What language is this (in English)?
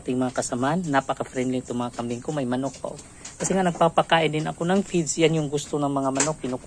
Filipino